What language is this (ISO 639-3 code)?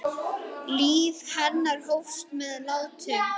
isl